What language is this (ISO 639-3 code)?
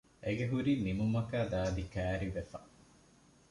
div